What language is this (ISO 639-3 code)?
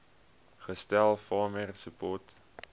afr